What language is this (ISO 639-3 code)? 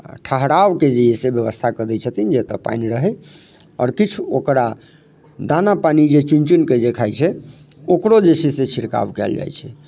mai